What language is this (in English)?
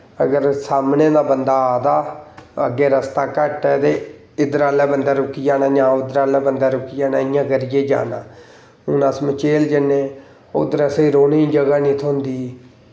Dogri